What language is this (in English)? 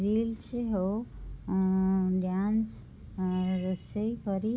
Odia